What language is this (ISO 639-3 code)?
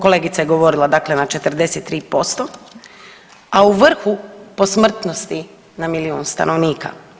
hrv